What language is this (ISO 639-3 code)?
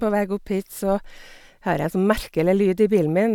nor